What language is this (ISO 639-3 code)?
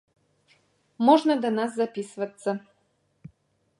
bel